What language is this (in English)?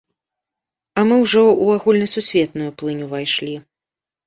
Belarusian